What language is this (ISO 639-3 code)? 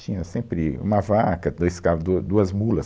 por